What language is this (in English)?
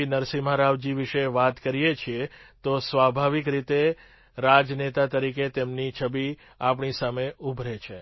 Gujarati